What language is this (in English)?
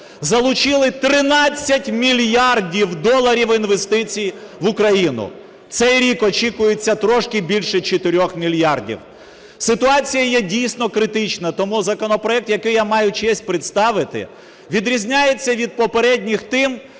Ukrainian